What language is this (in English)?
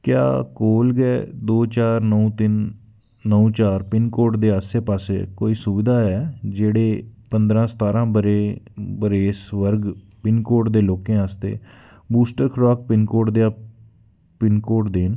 Dogri